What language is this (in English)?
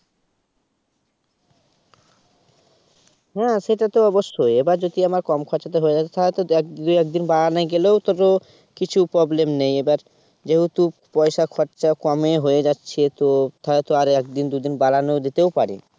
Bangla